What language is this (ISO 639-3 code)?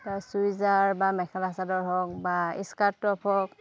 asm